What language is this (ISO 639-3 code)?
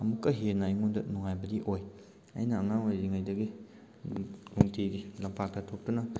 mni